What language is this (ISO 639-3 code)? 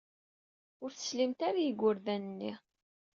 kab